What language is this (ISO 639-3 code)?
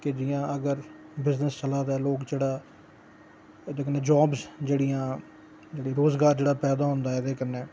doi